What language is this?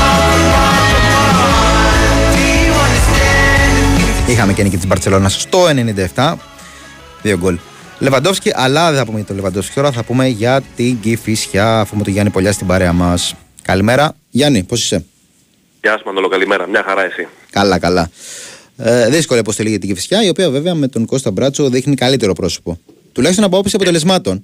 Greek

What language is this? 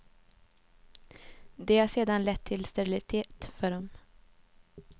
Swedish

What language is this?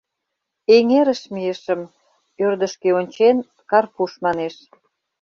Mari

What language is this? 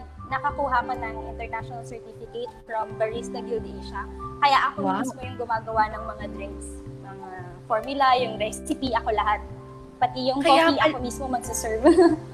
Filipino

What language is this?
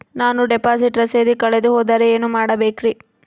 Kannada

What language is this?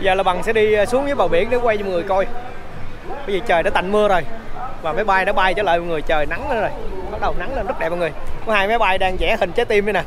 Vietnamese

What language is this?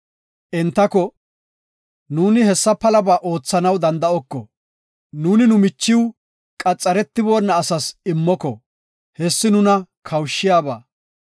Gofa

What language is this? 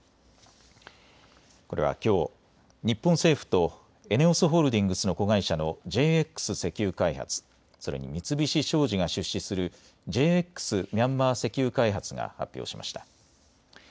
Japanese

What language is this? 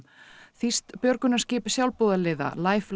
Icelandic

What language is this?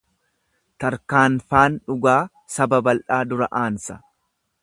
Oromo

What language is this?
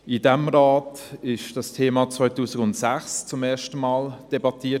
Swiss German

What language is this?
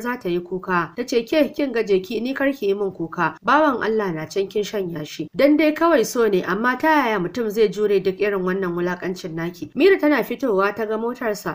Arabic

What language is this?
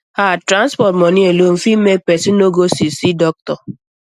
Nigerian Pidgin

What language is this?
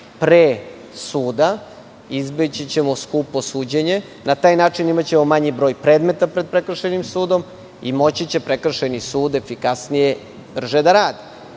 Serbian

